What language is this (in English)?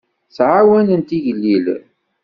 Kabyle